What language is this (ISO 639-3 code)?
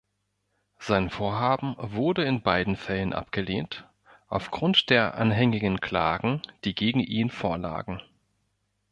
deu